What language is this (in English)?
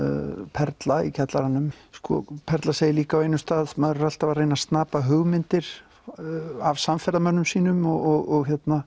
Icelandic